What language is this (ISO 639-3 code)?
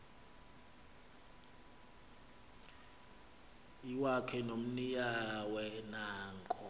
xho